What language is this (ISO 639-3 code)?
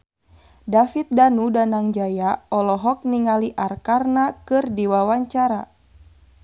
sun